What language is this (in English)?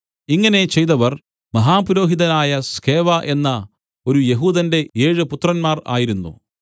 Malayalam